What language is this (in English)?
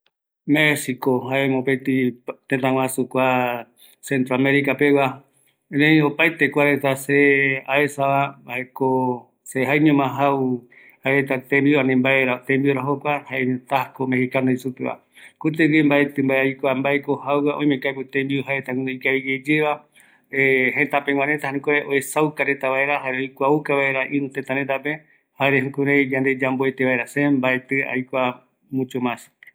Eastern Bolivian Guaraní